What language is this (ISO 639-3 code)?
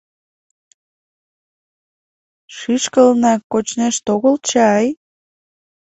chm